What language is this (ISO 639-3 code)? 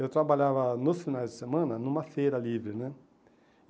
por